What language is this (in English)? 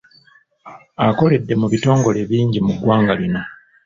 Ganda